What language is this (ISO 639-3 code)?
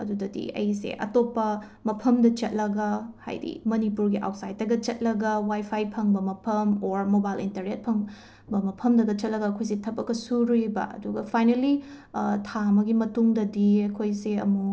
mni